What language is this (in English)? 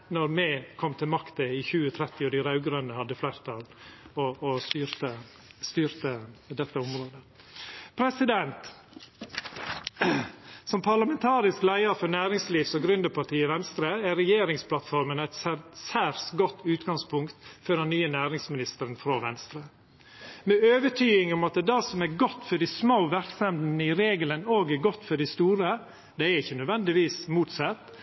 Norwegian Nynorsk